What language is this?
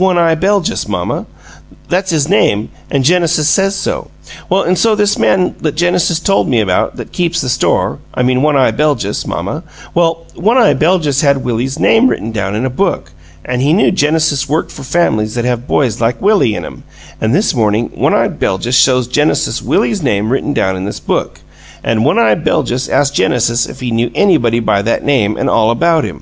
English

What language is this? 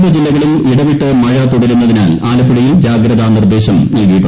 Malayalam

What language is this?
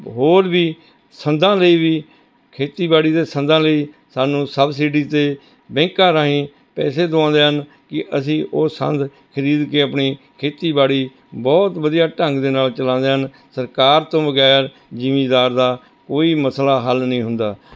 Punjabi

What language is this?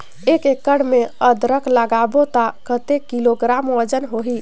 Chhattisgarhi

